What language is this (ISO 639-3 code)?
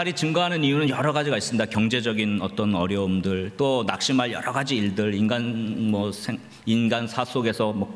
kor